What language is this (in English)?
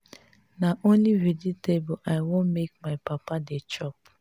Nigerian Pidgin